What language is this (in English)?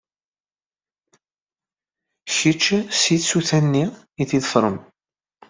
Kabyle